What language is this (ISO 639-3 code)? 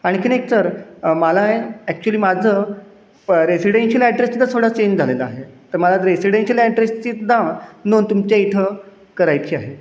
mar